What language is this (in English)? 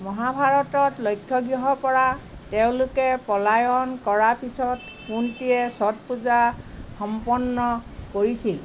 Assamese